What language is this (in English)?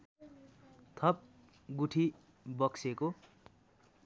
Nepali